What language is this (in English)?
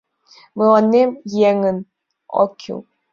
Mari